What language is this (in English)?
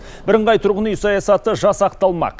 Kazakh